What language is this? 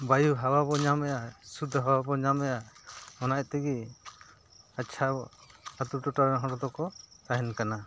Santali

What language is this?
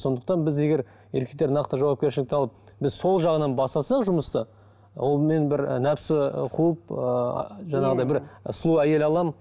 Kazakh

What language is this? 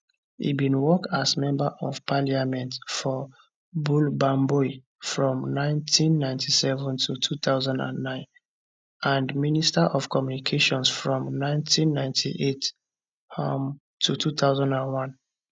Nigerian Pidgin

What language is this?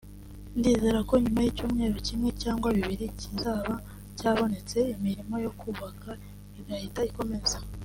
Kinyarwanda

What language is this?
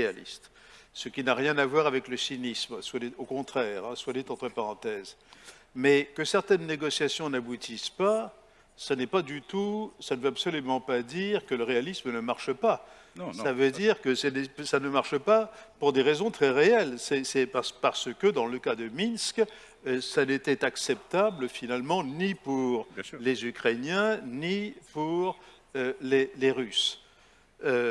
French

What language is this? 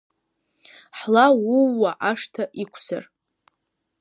Abkhazian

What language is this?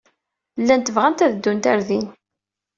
Kabyle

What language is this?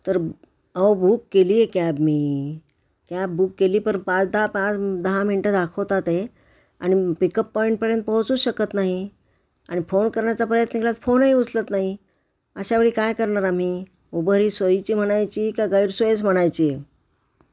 Marathi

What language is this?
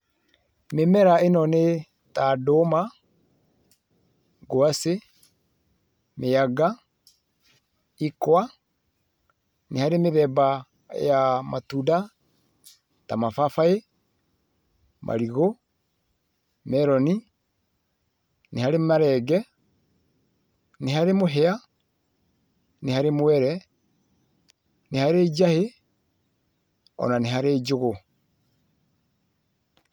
Kikuyu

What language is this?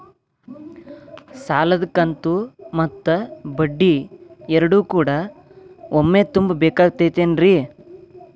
Kannada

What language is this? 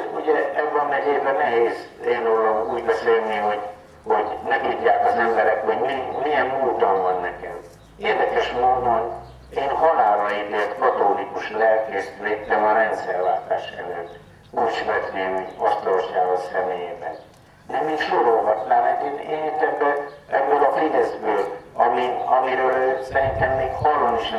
Hungarian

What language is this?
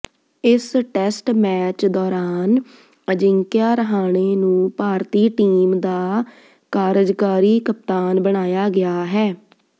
Punjabi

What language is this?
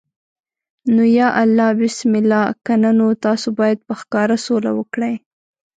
Pashto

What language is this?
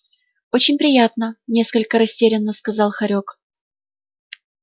Russian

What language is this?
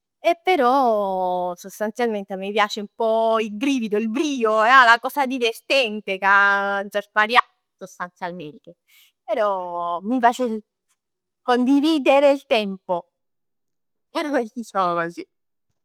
Neapolitan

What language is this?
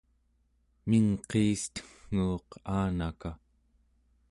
Central Yupik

